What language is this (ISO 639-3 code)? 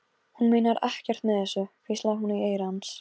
isl